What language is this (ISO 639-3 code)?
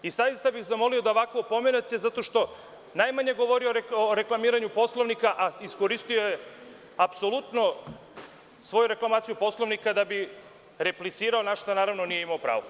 srp